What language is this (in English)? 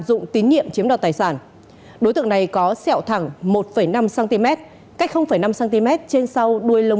Vietnamese